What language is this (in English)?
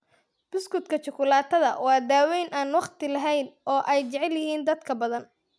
Somali